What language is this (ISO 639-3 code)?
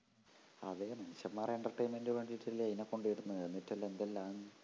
mal